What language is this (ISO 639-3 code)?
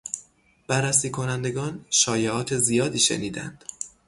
fas